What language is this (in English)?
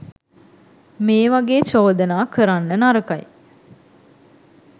Sinhala